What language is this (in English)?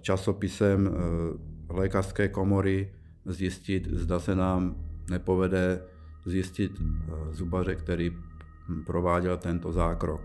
Czech